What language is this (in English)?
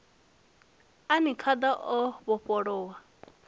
Venda